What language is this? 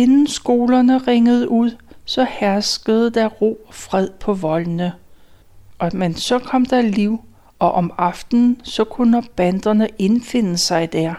Danish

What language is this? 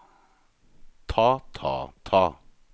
Norwegian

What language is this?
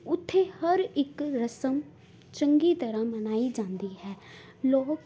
Punjabi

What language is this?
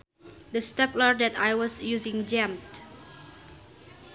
Sundanese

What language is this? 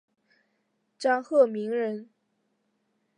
Chinese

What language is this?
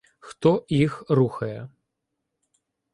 Ukrainian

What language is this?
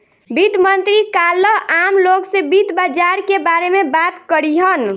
Bhojpuri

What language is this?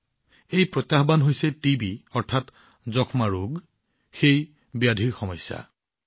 Assamese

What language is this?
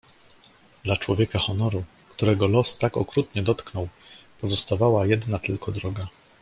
Polish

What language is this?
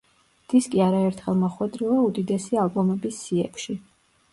Georgian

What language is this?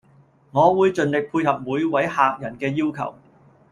Cantonese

